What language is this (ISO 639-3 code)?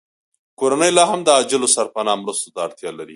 pus